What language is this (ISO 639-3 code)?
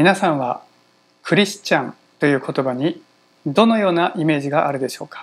jpn